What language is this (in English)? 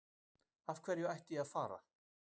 Icelandic